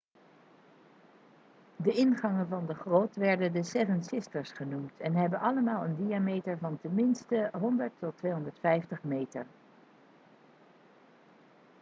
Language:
Dutch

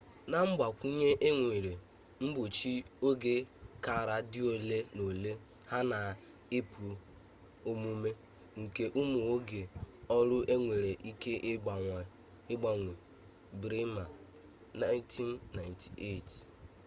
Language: Igbo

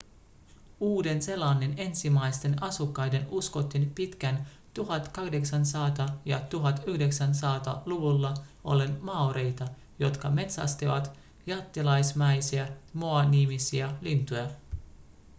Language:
Finnish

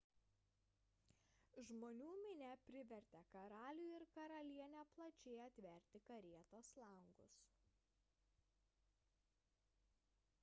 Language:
Lithuanian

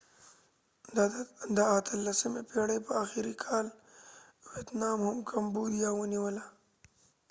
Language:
Pashto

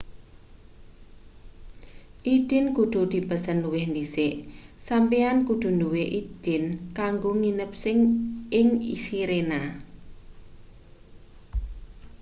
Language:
Javanese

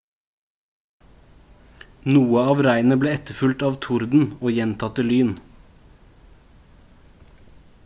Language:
Norwegian Bokmål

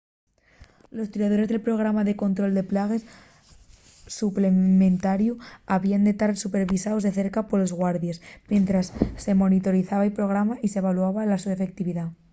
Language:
Asturian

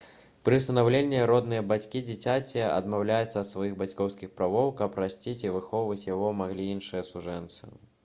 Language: Belarusian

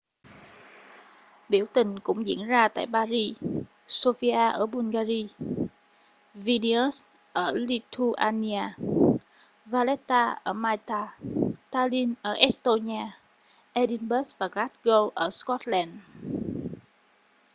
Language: Vietnamese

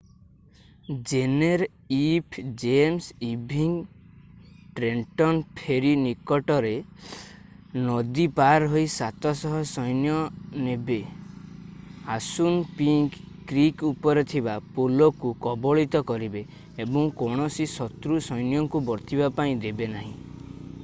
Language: Odia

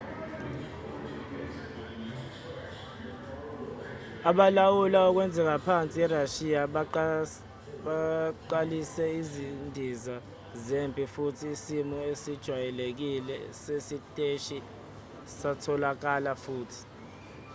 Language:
Zulu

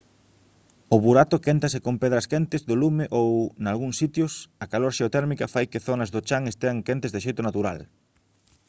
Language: Galician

